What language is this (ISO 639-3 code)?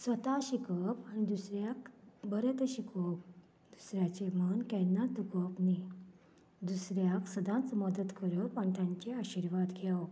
kok